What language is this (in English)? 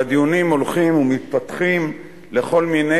Hebrew